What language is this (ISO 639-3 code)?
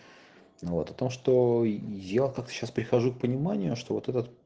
rus